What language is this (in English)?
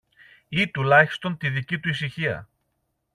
Greek